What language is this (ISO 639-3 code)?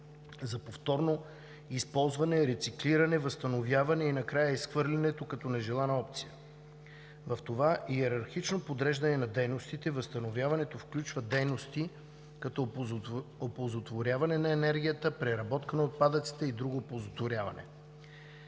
bul